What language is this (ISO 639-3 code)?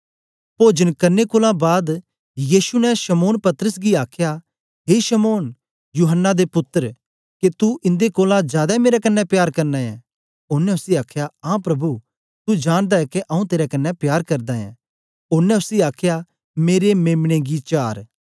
doi